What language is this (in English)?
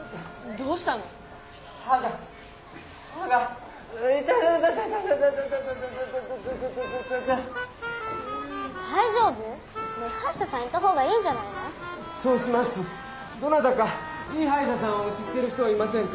Japanese